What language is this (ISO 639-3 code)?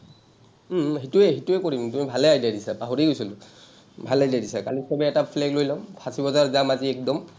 asm